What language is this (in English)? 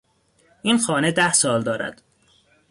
Persian